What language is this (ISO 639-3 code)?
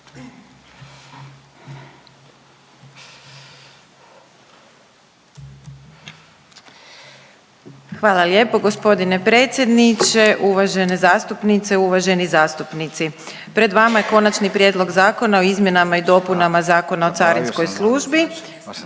hrv